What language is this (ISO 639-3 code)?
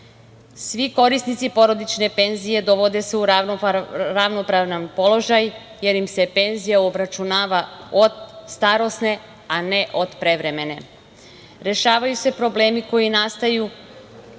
srp